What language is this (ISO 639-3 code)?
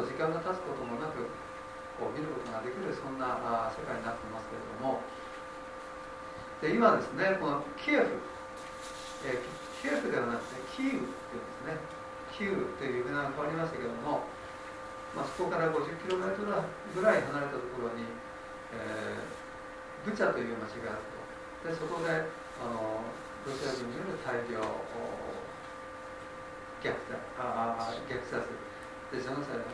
jpn